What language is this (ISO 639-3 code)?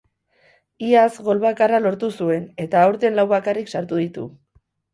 eus